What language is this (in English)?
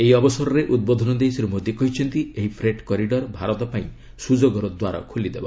Odia